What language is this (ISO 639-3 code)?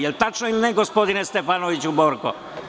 srp